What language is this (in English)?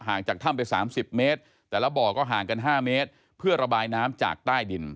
Thai